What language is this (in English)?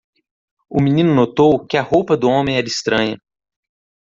Portuguese